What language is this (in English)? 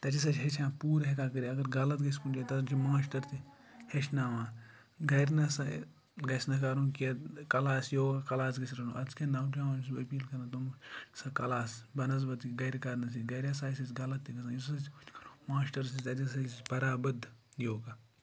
Kashmiri